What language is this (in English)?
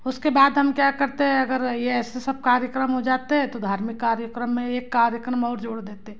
Hindi